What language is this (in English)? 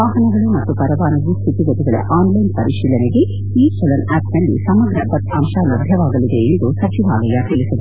Kannada